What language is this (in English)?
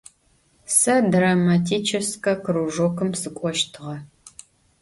Adyghe